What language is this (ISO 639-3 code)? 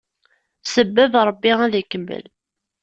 kab